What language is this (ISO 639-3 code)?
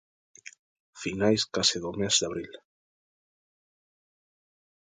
glg